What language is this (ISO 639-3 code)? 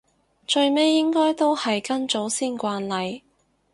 yue